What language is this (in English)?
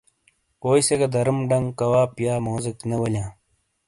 Shina